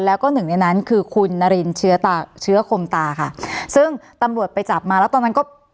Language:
Thai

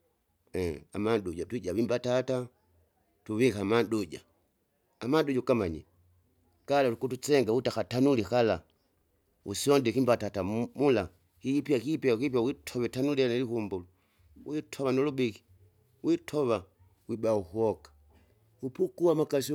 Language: Kinga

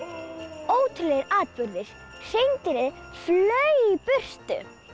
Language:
Icelandic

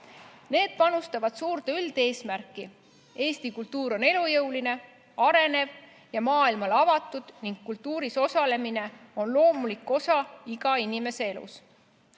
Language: Estonian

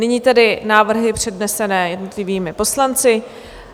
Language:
Czech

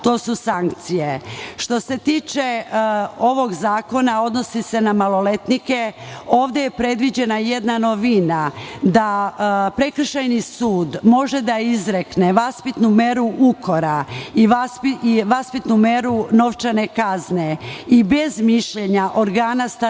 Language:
Serbian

